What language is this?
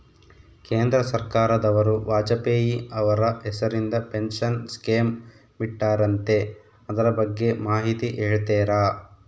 Kannada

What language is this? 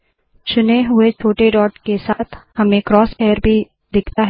Hindi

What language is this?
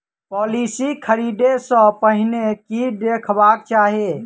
Maithili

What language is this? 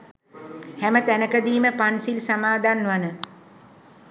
Sinhala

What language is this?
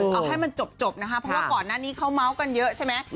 Thai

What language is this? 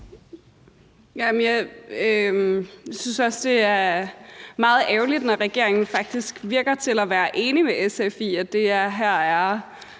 Danish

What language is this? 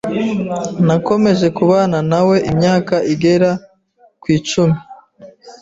Kinyarwanda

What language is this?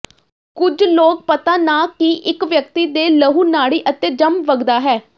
Punjabi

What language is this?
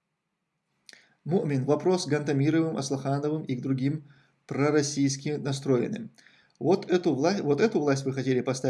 Russian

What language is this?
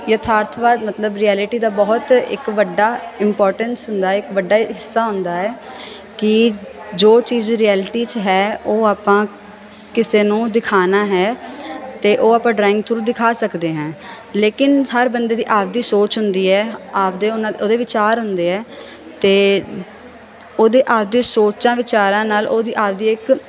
Punjabi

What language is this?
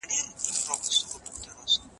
Pashto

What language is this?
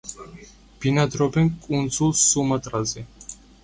Georgian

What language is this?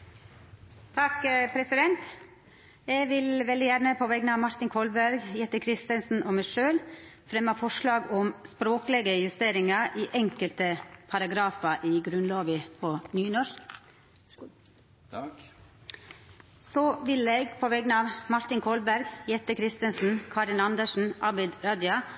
Norwegian Nynorsk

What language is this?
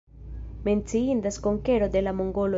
Esperanto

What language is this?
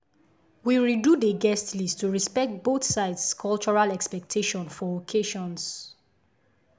Nigerian Pidgin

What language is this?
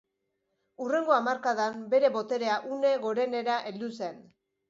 Basque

